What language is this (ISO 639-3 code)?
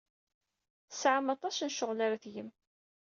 kab